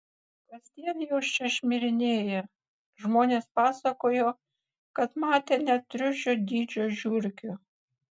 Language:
Lithuanian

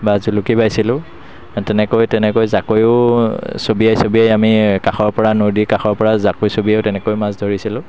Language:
Assamese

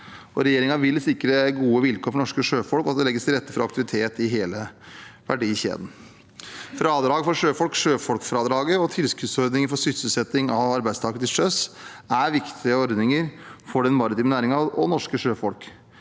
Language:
Norwegian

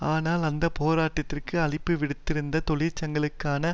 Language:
Tamil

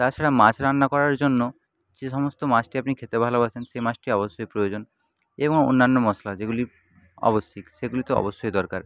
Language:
Bangla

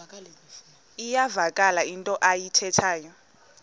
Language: Xhosa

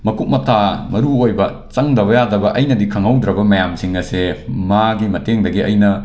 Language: Manipuri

